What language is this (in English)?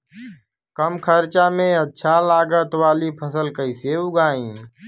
Bhojpuri